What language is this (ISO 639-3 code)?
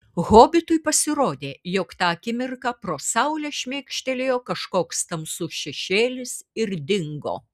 lit